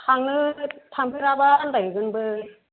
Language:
Bodo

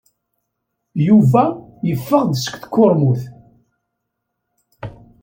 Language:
Kabyle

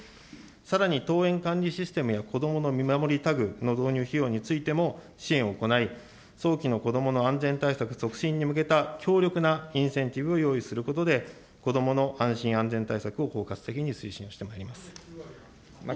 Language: Japanese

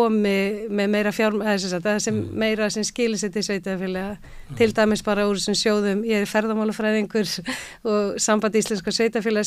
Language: Dutch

